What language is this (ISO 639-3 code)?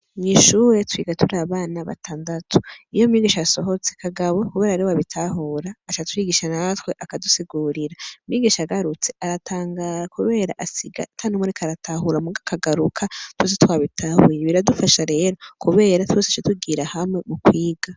run